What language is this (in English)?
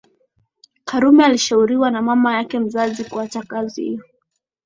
Swahili